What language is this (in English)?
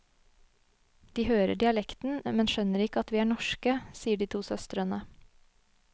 Norwegian